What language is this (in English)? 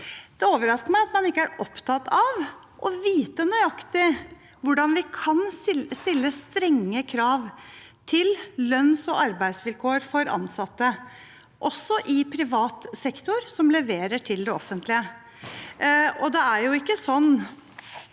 Norwegian